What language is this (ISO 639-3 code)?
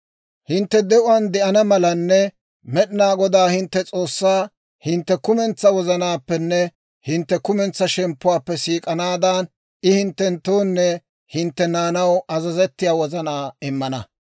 dwr